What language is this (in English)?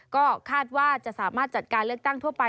Thai